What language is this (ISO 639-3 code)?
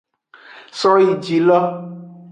ajg